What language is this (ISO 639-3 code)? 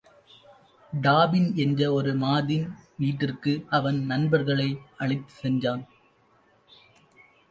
tam